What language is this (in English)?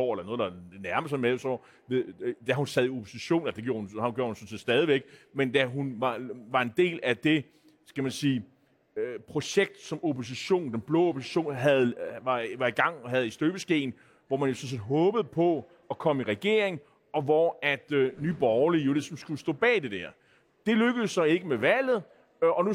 Danish